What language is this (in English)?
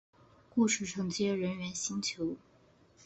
Chinese